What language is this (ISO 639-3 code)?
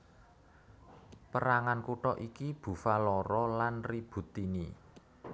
jav